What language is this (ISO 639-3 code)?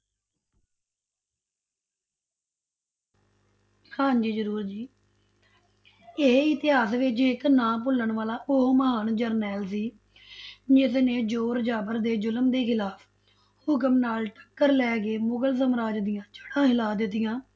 pan